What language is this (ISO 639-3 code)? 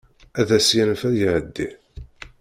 kab